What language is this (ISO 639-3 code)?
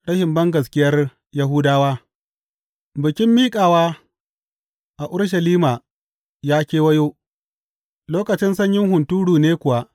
hau